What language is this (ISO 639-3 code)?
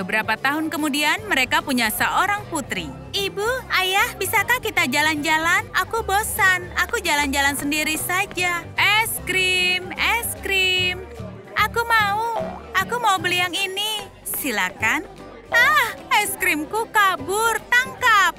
ind